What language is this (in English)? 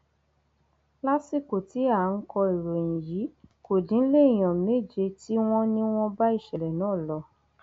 Yoruba